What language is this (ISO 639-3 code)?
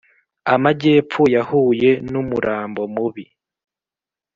kin